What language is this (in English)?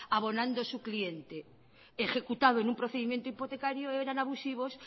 Spanish